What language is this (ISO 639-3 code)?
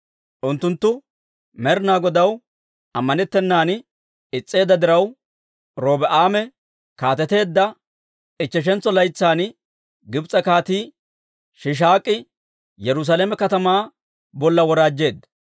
dwr